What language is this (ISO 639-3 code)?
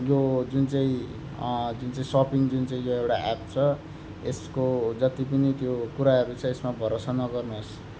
nep